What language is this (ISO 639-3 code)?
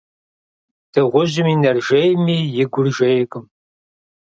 kbd